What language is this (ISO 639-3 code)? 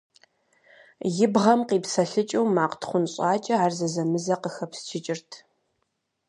kbd